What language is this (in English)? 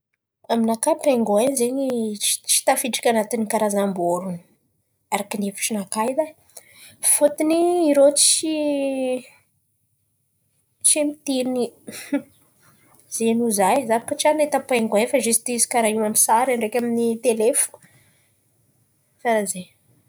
Antankarana Malagasy